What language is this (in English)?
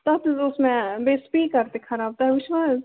Kashmiri